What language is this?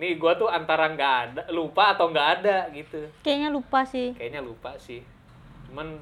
Indonesian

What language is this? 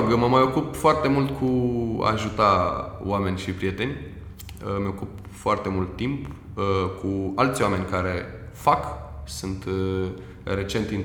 Romanian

